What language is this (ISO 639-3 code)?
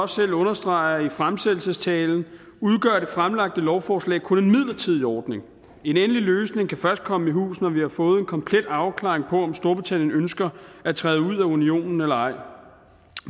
dan